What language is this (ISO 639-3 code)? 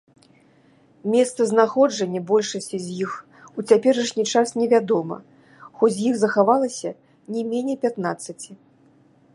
bel